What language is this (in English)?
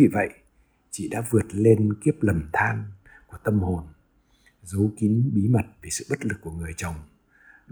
Vietnamese